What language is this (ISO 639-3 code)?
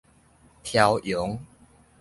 nan